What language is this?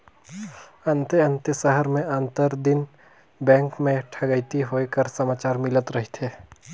Chhattisgarhi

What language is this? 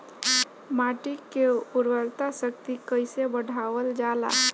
Bhojpuri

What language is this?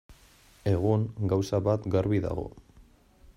Basque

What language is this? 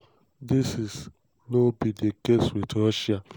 Nigerian Pidgin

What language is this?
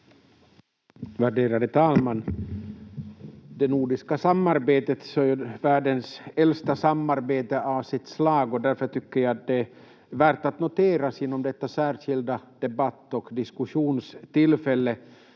Finnish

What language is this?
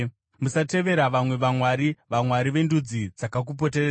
Shona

